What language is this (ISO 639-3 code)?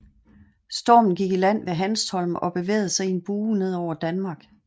dan